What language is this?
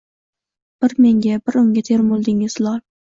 Uzbek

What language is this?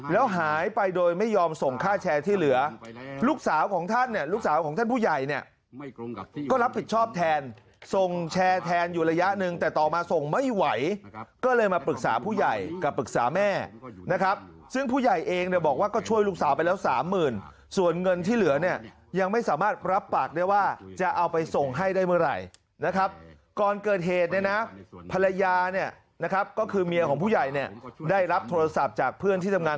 Thai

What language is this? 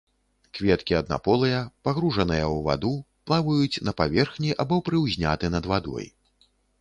Belarusian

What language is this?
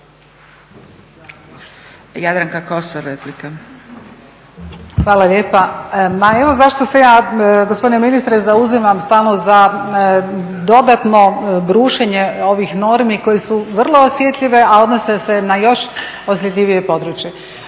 Croatian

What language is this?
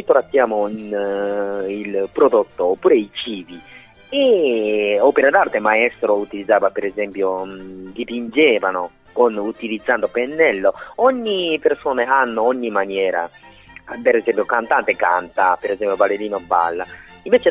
Italian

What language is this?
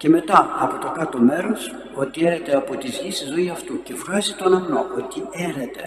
Greek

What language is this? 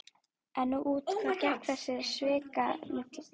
Icelandic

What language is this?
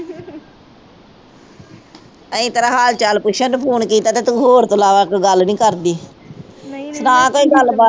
Punjabi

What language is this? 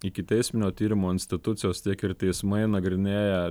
Lithuanian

